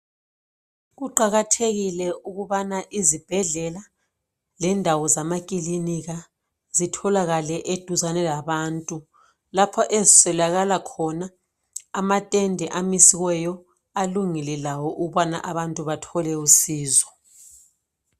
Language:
North Ndebele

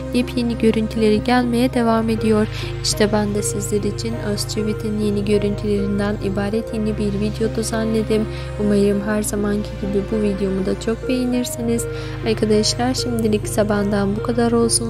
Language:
Turkish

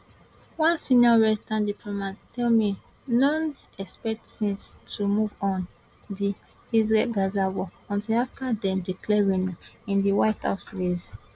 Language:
Nigerian Pidgin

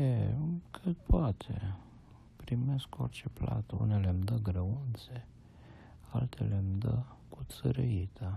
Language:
Romanian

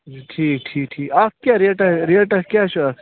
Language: Kashmiri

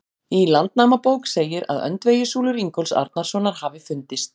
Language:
Icelandic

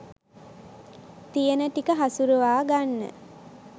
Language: Sinhala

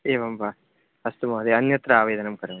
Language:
Sanskrit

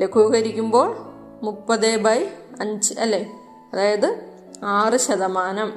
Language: Malayalam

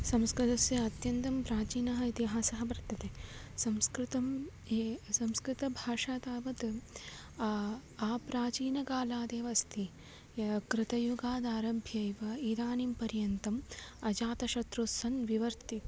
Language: Sanskrit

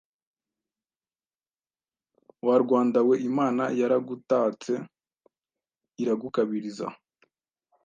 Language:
Kinyarwanda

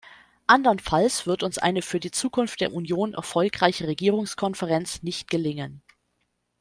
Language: German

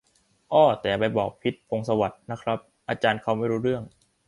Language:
Thai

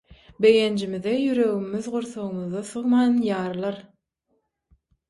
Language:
Turkmen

